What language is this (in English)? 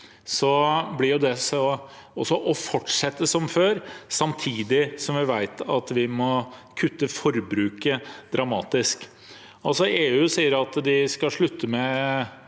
Norwegian